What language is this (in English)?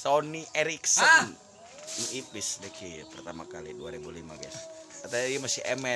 Japanese